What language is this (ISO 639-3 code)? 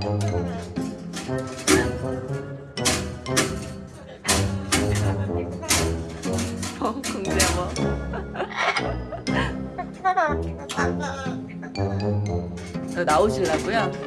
kor